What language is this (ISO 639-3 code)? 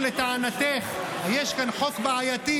heb